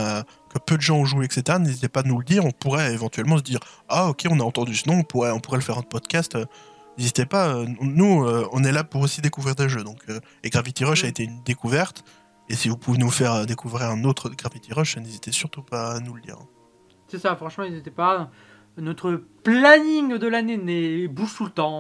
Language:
French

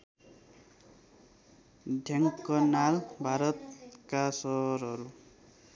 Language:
Nepali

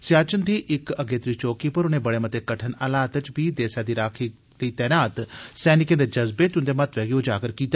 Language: Dogri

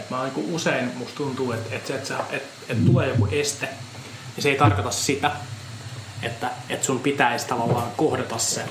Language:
Finnish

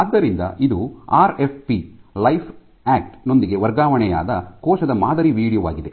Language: Kannada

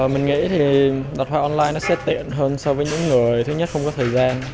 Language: Vietnamese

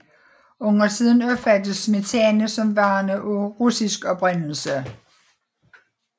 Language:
Danish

